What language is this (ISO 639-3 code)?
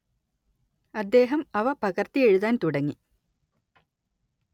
mal